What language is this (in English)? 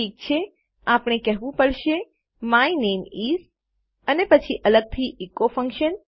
Gujarati